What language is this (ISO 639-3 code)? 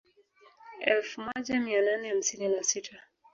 swa